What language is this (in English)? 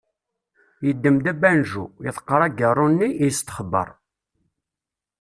Kabyle